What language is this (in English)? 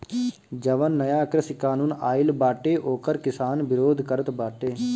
Bhojpuri